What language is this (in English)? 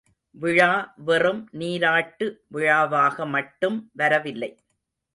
Tamil